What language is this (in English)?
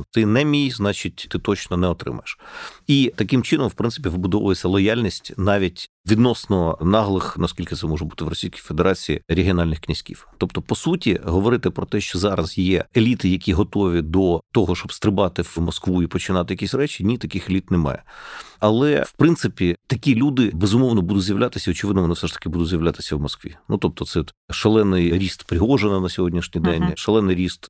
Ukrainian